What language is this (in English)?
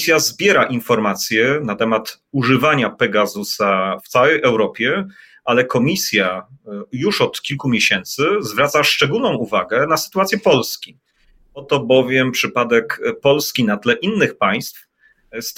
Polish